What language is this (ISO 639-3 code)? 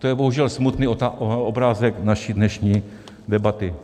ces